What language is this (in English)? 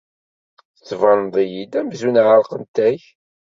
Kabyle